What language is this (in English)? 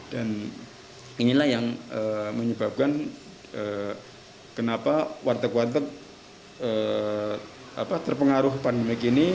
Indonesian